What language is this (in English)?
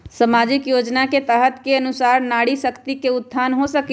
Magahi